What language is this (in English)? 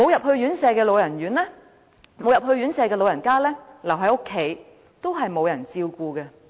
Cantonese